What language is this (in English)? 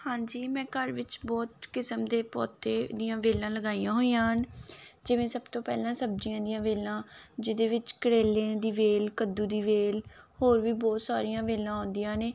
Punjabi